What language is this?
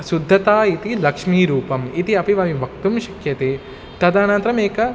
Sanskrit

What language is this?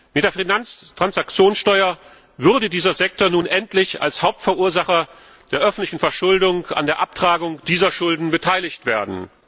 German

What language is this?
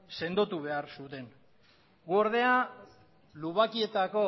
Basque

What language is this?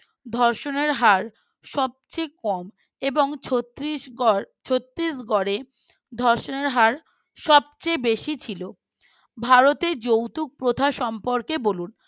Bangla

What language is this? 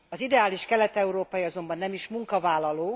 Hungarian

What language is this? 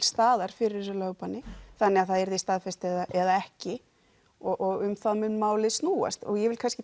Icelandic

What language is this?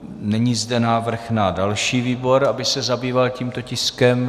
Czech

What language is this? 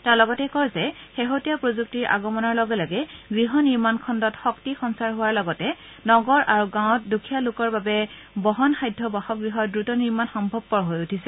Assamese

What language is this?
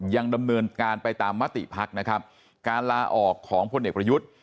Thai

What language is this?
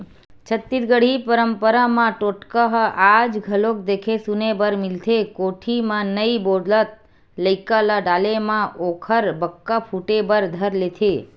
Chhattisgarhi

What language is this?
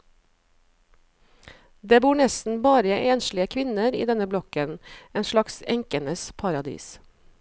Norwegian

